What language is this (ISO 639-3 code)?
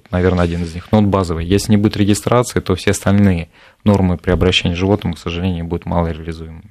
rus